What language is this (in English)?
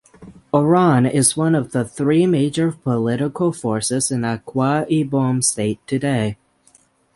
English